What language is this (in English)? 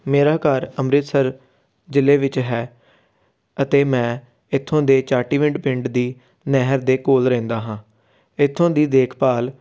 Punjabi